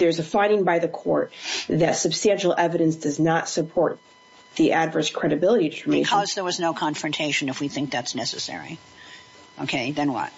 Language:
English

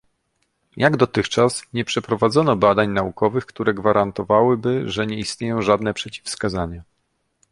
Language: Polish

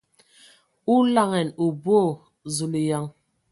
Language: Ewondo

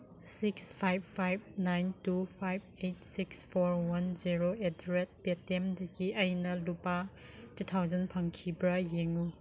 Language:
Manipuri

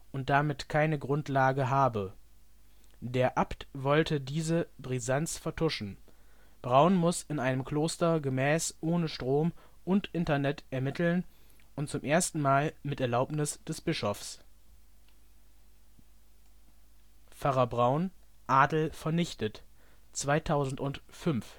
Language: German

